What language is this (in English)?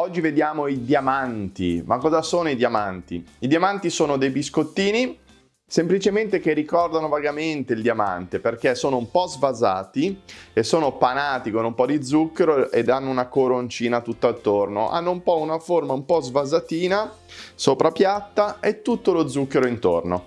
Italian